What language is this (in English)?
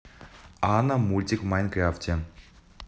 Russian